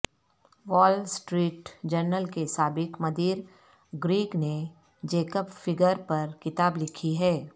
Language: Urdu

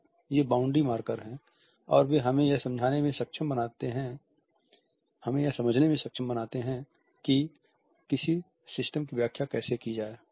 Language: Hindi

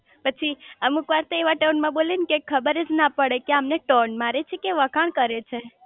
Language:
Gujarati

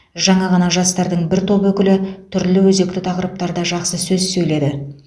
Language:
Kazakh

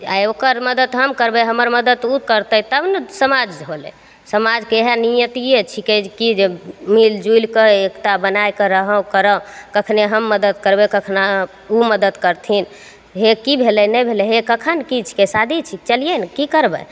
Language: Maithili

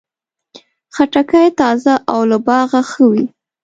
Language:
Pashto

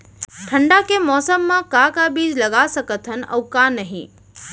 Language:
Chhattisgarhi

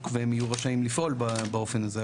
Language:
Hebrew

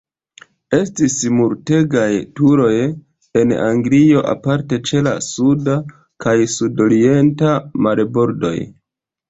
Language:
Esperanto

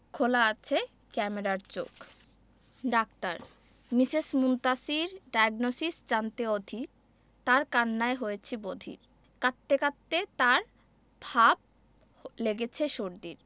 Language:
Bangla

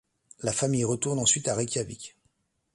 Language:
French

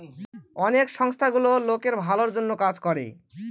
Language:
Bangla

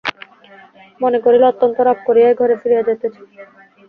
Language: Bangla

